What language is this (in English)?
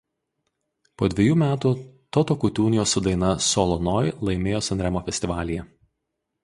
Lithuanian